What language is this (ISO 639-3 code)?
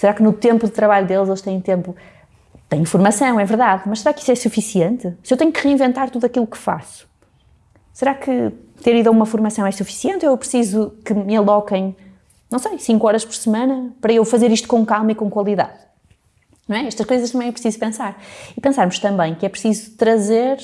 por